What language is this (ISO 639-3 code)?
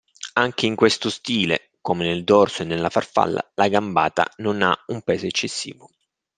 ita